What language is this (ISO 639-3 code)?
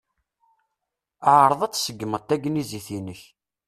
kab